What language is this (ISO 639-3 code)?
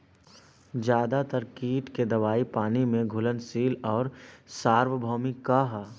bho